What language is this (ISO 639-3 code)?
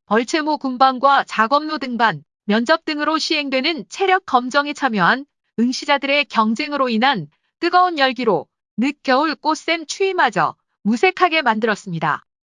kor